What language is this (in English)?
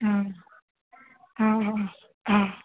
Sindhi